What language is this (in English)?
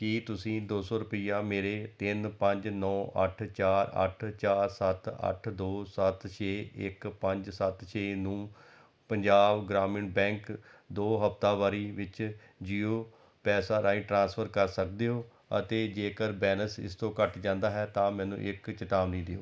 Punjabi